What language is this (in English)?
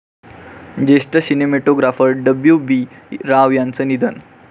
Marathi